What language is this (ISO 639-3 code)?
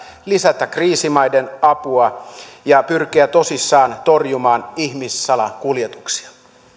fin